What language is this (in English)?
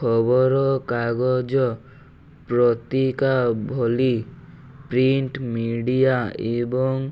Odia